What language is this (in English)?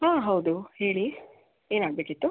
Kannada